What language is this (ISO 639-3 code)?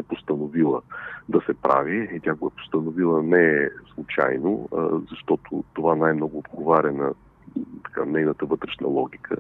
bul